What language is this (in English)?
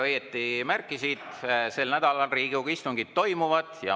Estonian